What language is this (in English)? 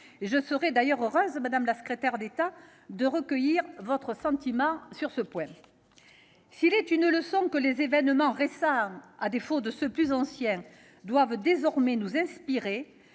French